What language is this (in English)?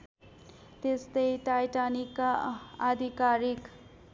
Nepali